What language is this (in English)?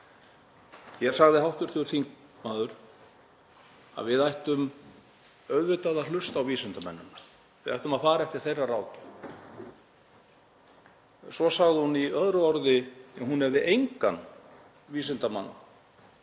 Icelandic